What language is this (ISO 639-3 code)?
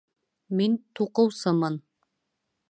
bak